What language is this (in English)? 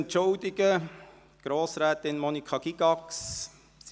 Swiss German